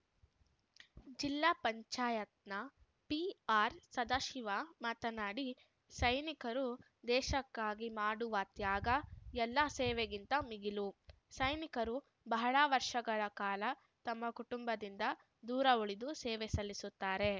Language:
Kannada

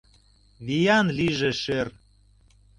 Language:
Mari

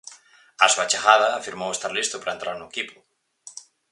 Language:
Galician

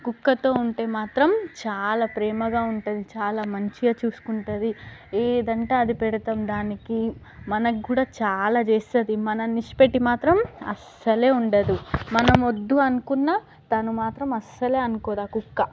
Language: Telugu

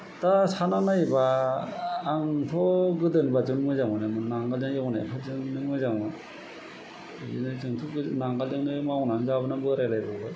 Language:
Bodo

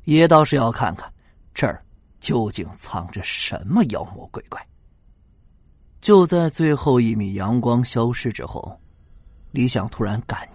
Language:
Chinese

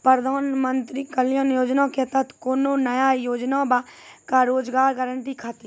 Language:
Maithili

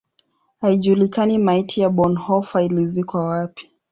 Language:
Swahili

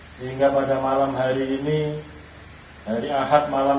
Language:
Indonesian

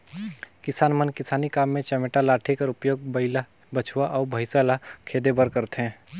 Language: Chhattisgarhi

